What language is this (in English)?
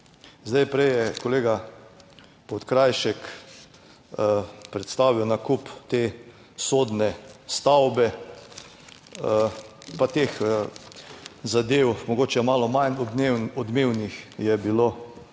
Slovenian